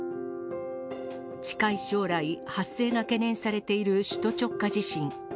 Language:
Japanese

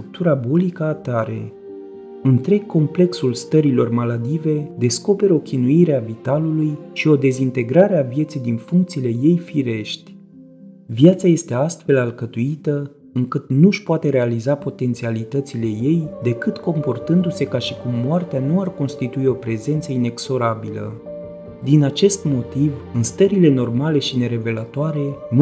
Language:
Romanian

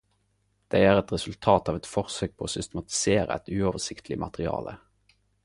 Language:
Norwegian Nynorsk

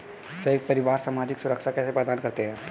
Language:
Hindi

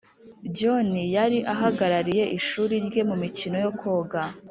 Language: Kinyarwanda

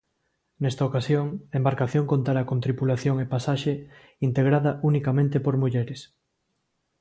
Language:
Galician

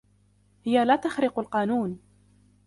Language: Arabic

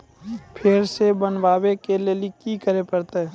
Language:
Maithili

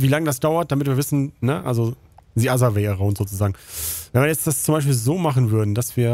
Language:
German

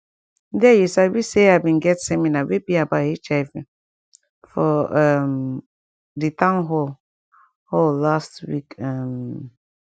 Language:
Nigerian Pidgin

